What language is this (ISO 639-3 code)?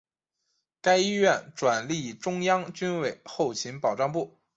zho